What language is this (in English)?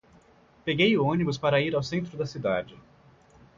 Portuguese